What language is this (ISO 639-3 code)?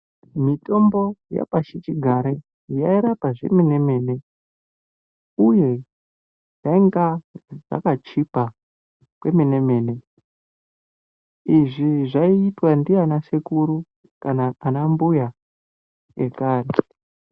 ndc